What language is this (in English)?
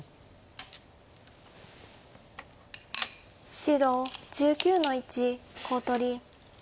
Japanese